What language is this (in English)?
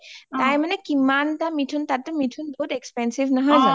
Assamese